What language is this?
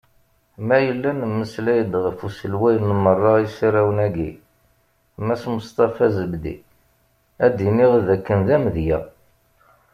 Kabyle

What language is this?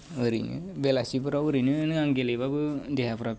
Bodo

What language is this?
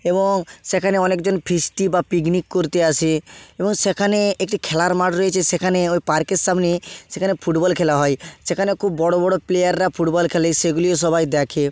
Bangla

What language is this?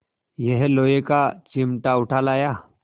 Hindi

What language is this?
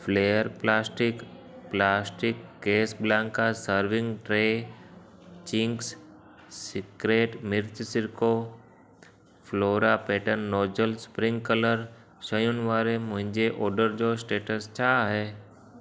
Sindhi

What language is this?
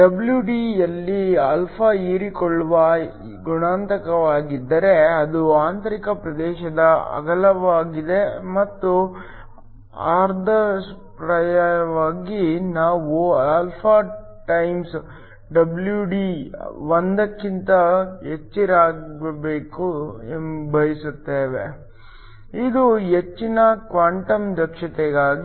Kannada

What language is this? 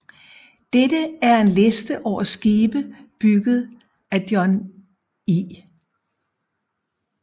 Danish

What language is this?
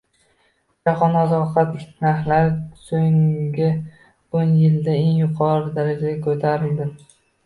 Uzbek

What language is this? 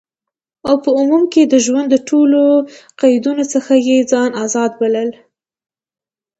Pashto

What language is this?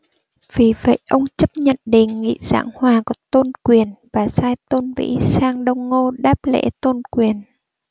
Vietnamese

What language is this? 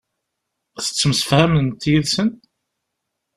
Kabyle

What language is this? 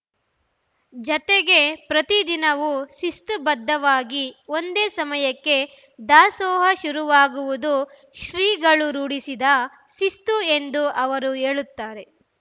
Kannada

